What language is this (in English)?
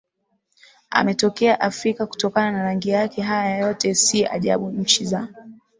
Swahili